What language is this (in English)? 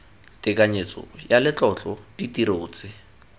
Tswana